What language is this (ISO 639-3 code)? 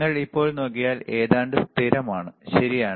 mal